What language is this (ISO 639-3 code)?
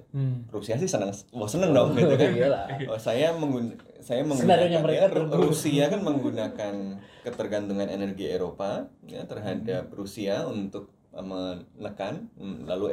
ind